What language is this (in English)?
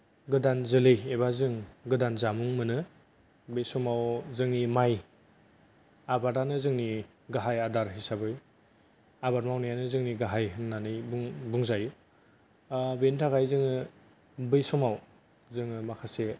Bodo